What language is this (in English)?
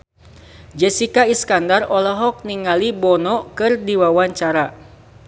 Sundanese